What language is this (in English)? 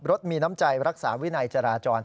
Thai